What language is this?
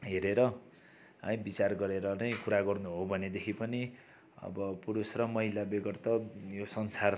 Nepali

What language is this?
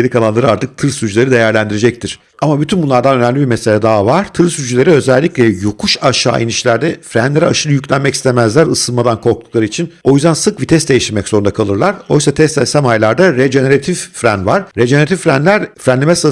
Turkish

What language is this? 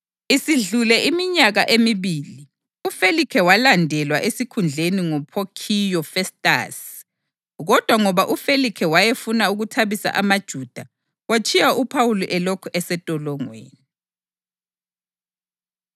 North Ndebele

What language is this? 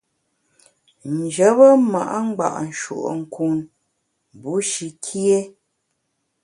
Bamun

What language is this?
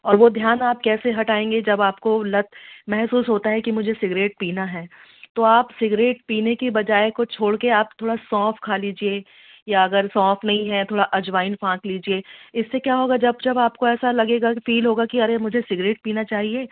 Hindi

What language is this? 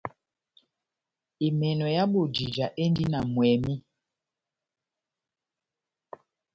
Batanga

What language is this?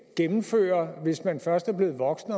Danish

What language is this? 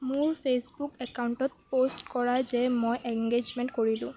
Assamese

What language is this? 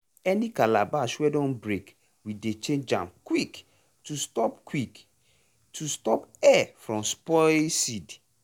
Nigerian Pidgin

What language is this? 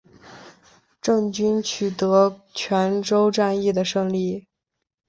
Chinese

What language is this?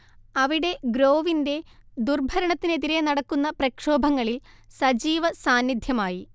Malayalam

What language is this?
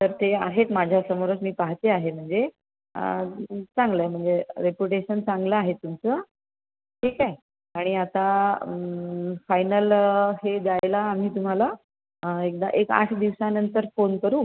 Marathi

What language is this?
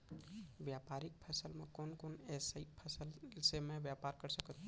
Chhattisgarhi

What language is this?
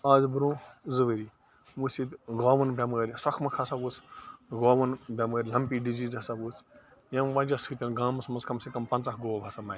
Kashmiri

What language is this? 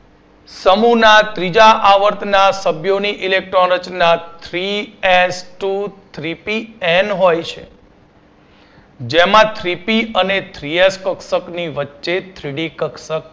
Gujarati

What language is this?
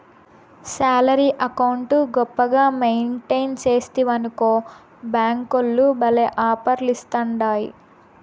Telugu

